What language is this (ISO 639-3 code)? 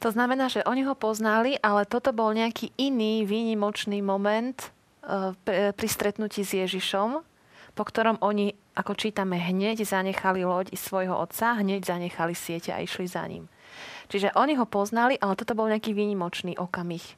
slk